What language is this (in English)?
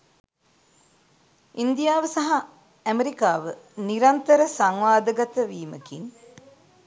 Sinhala